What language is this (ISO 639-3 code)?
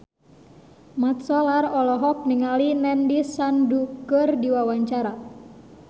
sun